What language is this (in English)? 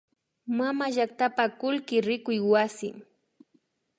Imbabura Highland Quichua